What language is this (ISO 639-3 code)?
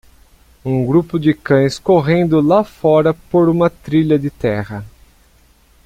por